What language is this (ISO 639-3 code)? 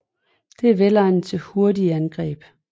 dan